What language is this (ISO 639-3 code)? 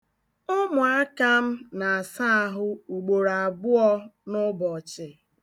ibo